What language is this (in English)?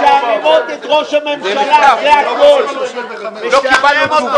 Hebrew